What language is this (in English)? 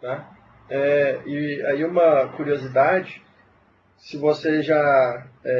Portuguese